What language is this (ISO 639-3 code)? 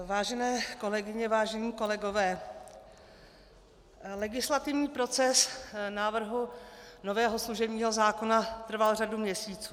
ces